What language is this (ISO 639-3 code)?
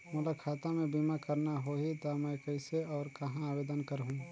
hne